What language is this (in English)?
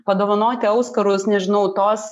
Lithuanian